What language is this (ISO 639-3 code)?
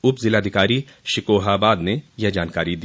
hin